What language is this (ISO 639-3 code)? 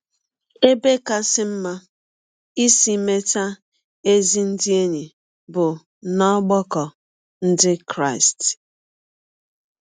ibo